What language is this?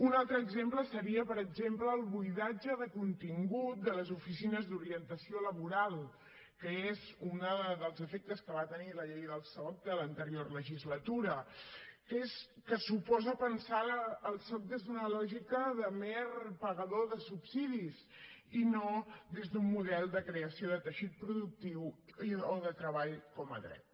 Catalan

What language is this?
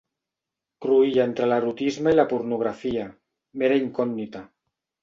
Catalan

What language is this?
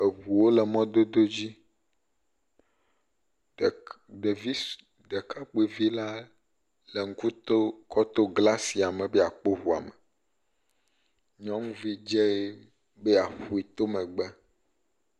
Ewe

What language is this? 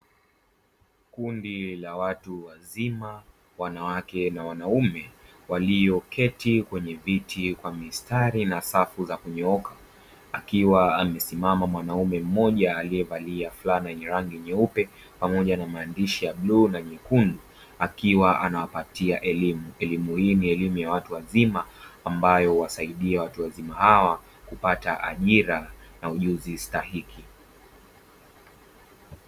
Swahili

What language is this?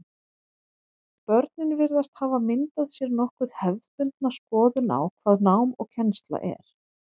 Icelandic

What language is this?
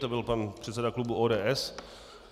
Czech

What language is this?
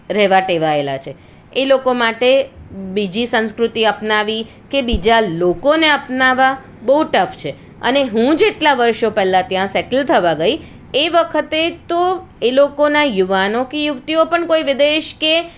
Gujarati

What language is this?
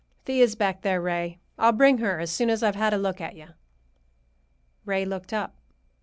English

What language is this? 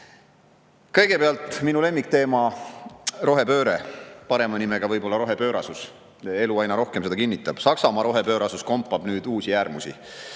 Estonian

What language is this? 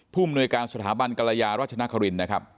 Thai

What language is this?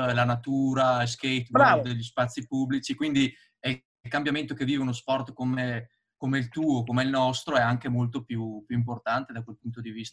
Italian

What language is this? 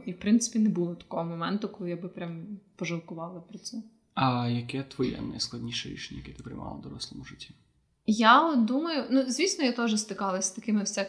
Ukrainian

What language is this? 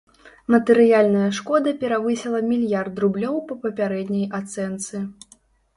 Belarusian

